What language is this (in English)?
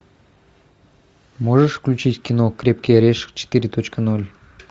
Russian